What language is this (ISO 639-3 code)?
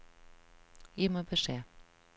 nor